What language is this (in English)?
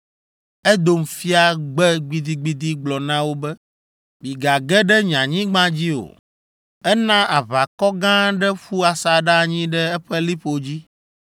Ewe